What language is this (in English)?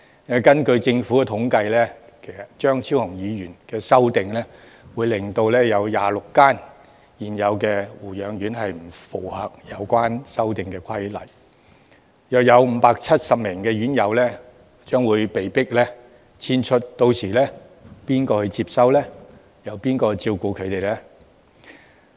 Cantonese